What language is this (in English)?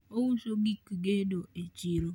Luo (Kenya and Tanzania)